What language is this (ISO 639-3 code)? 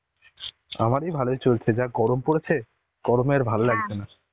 ben